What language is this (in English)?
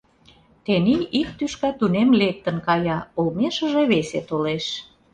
Mari